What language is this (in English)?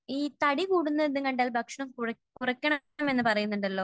Malayalam